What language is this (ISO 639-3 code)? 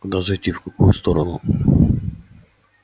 rus